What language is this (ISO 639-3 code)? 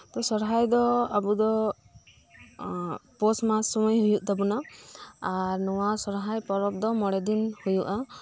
sat